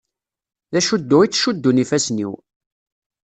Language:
Kabyle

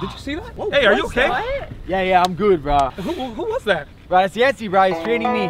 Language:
English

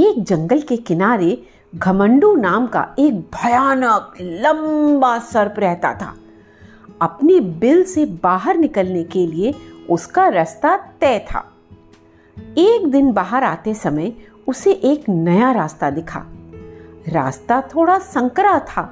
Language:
Hindi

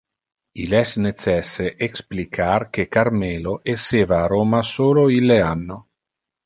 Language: Interlingua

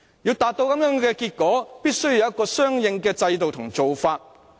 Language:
Cantonese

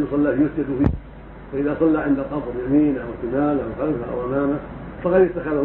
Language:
Arabic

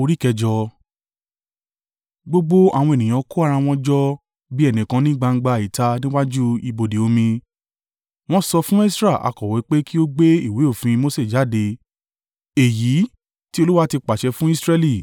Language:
Yoruba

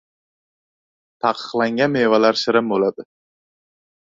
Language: Uzbek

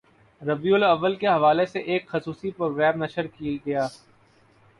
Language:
Urdu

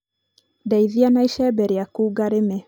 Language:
Kikuyu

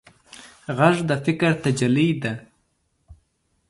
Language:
Pashto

